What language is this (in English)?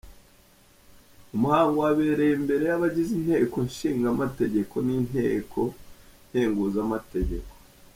Kinyarwanda